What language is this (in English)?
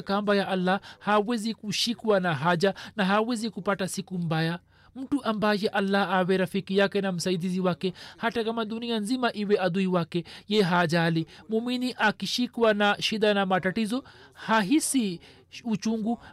Swahili